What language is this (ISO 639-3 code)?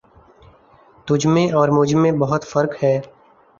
urd